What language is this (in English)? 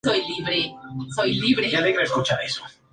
Spanish